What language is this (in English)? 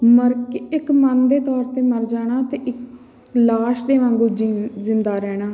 Punjabi